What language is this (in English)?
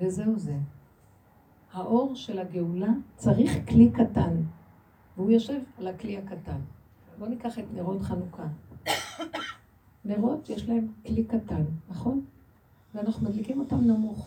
Hebrew